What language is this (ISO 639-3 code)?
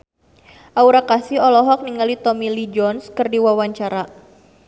sun